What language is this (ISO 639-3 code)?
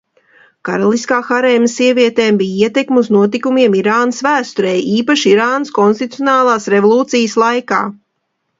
lav